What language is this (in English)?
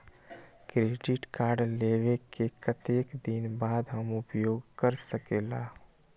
Magahi